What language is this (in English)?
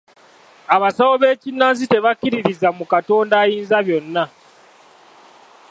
Ganda